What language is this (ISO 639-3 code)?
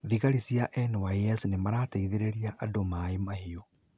kik